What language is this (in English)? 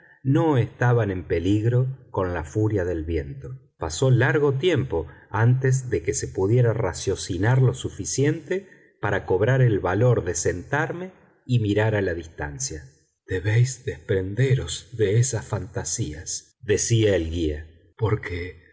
Spanish